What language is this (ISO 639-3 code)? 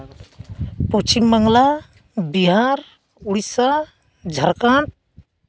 sat